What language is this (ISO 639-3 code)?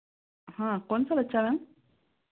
hin